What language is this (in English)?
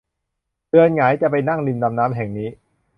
Thai